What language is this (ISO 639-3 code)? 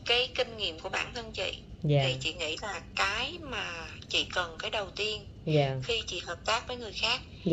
vie